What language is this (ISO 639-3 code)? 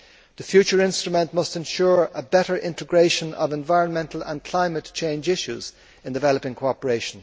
eng